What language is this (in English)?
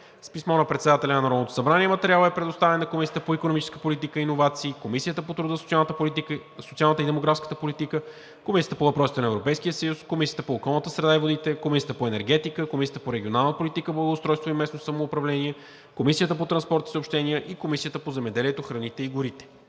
Bulgarian